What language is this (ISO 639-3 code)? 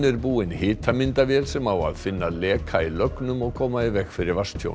isl